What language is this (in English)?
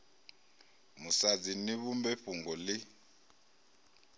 Venda